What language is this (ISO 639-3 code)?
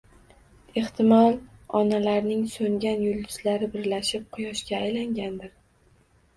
uzb